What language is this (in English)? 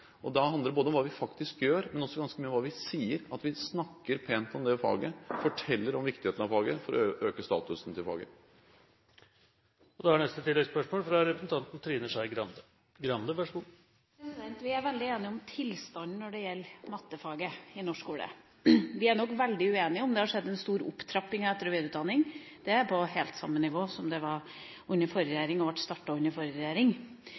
Norwegian